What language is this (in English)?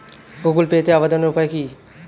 Bangla